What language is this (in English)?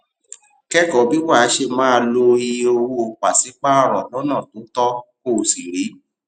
Yoruba